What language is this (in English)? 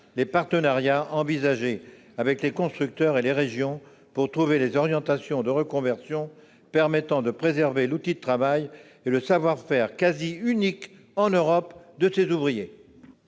French